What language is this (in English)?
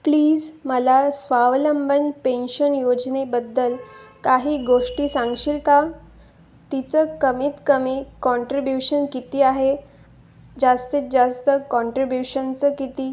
Marathi